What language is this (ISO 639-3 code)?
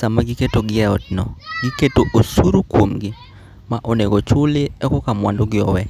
luo